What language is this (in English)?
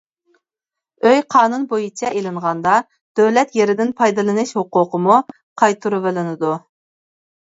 Uyghur